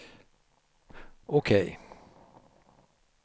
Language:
Swedish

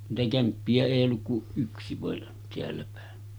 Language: Finnish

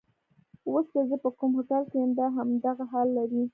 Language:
Pashto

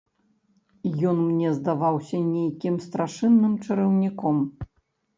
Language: Belarusian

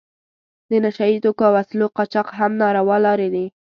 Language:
Pashto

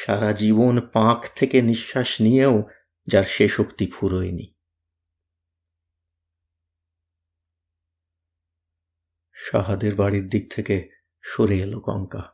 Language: Bangla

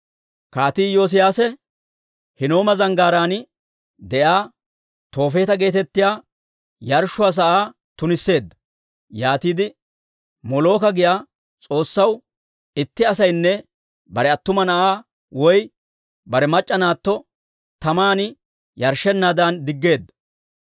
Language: Dawro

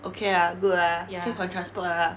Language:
English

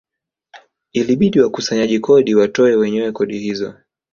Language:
Swahili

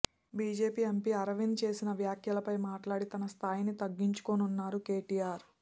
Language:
Telugu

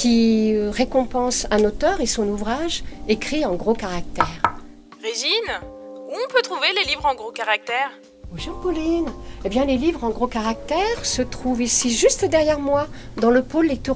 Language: French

